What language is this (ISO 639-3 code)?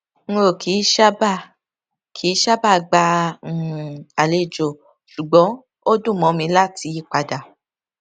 yor